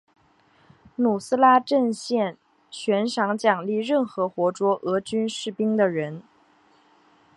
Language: Chinese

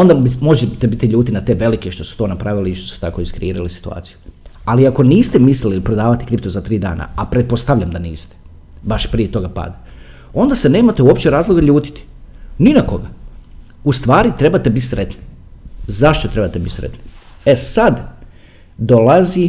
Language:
Croatian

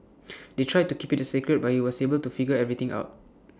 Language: English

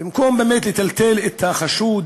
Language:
Hebrew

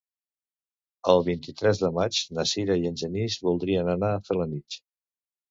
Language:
Catalan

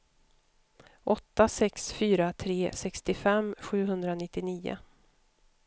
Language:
Swedish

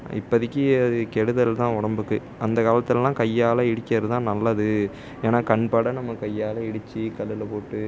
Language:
Tamil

